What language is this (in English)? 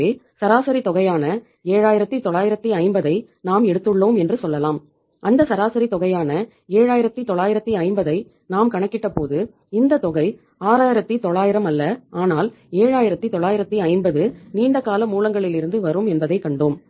Tamil